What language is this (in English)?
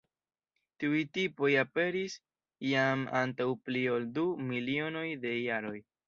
Esperanto